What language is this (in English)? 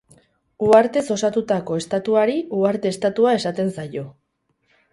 Basque